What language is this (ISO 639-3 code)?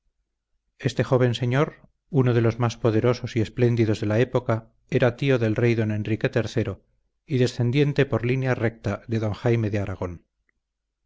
spa